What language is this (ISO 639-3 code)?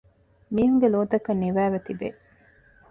div